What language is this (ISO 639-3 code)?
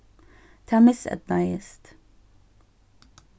fao